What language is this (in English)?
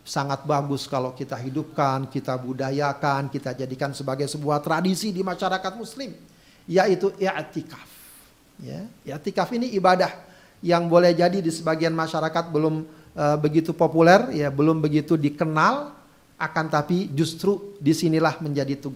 Indonesian